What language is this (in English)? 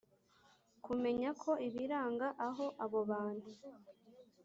Kinyarwanda